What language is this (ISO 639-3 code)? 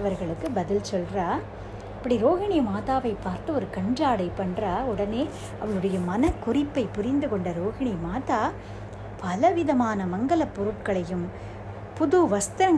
tam